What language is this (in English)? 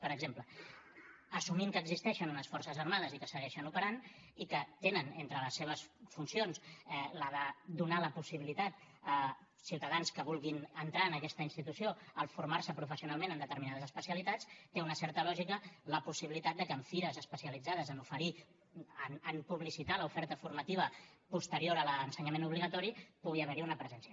Catalan